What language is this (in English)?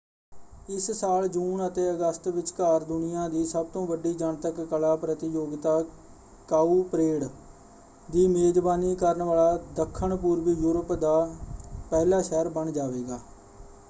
Punjabi